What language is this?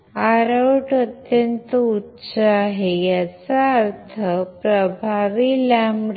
Marathi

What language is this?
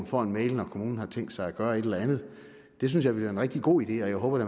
Danish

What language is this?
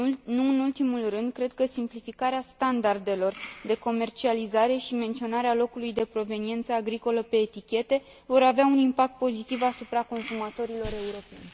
Romanian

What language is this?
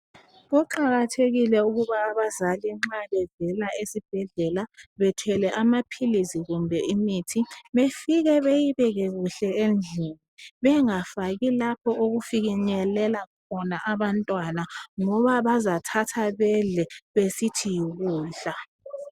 North Ndebele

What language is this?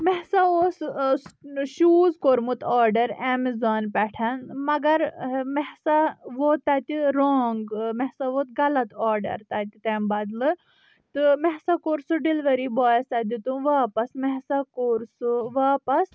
Kashmiri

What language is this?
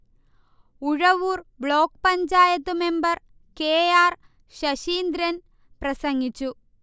Malayalam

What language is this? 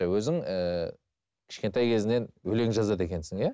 Kazakh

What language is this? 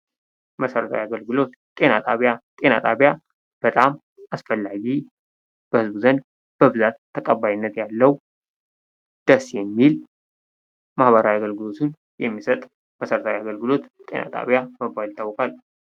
Amharic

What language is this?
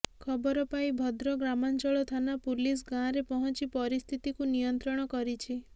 Odia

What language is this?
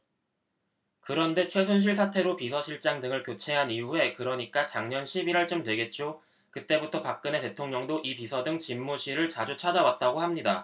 Korean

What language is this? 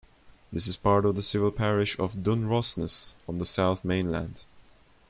English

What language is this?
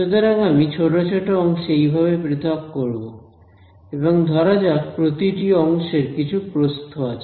Bangla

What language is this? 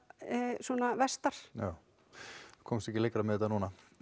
Icelandic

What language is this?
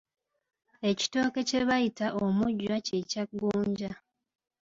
Ganda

